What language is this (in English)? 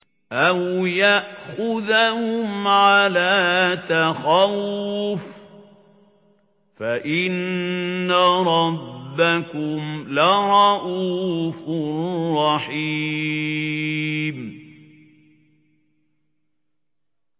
Arabic